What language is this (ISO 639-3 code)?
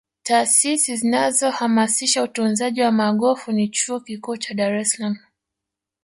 swa